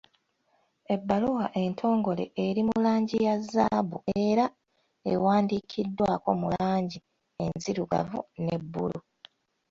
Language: Ganda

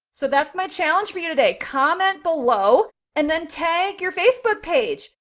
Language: English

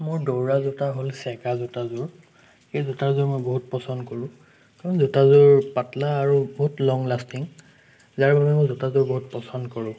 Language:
Assamese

